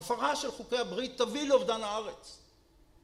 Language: Hebrew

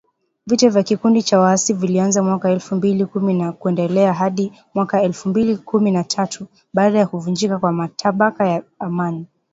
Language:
Swahili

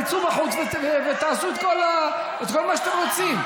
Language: Hebrew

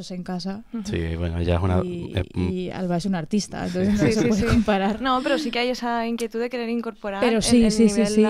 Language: Spanish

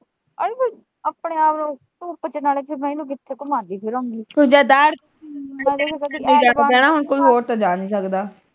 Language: Punjabi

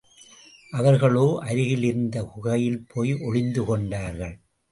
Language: Tamil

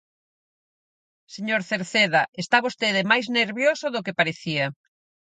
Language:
Galician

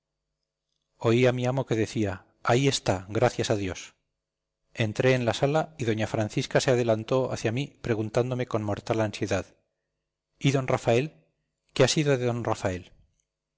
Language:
Spanish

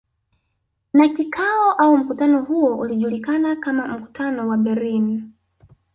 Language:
Swahili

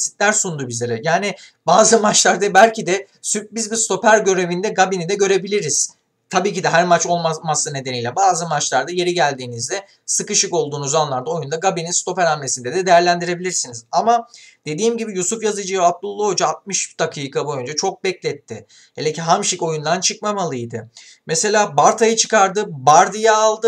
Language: Turkish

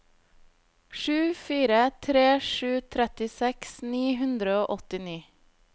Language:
Norwegian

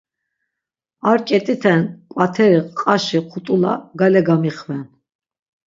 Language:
Laz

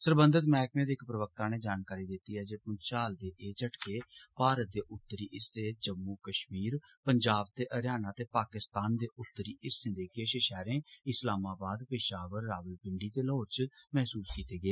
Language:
Dogri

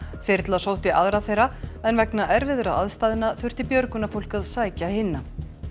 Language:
Icelandic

